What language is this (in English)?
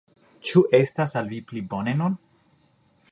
Esperanto